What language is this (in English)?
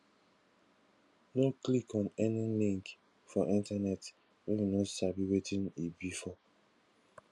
Nigerian Pidgin